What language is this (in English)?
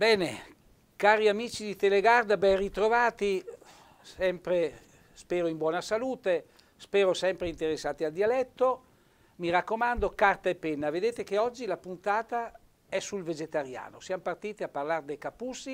Italian